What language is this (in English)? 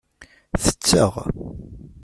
Kabyle